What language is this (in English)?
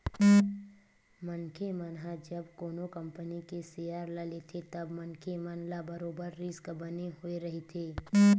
Chhattisgarhi